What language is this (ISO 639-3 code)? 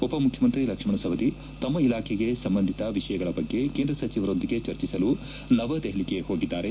kan